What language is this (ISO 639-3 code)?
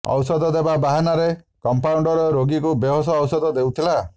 ori